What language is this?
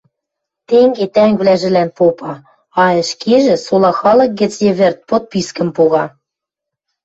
Western Mari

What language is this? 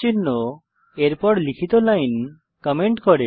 Bangla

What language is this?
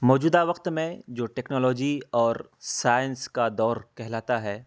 Urdu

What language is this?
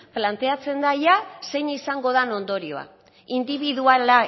Basque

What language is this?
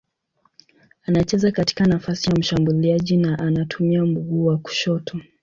Swahili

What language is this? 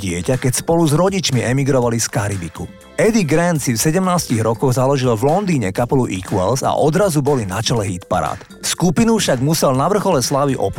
Slovak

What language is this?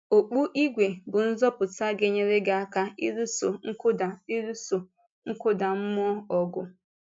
Igbo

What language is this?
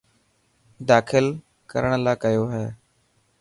Dhatki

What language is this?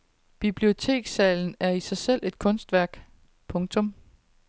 Danish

